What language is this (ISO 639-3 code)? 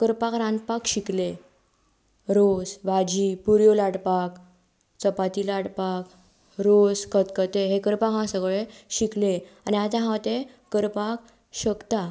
kok